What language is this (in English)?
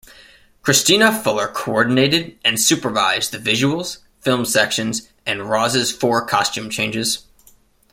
English